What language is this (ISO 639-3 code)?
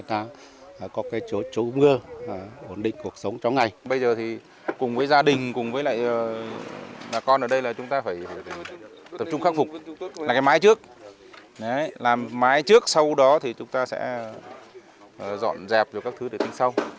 vie